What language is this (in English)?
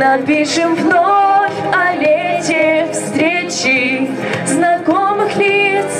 Russian